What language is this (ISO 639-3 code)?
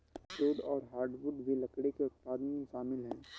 hin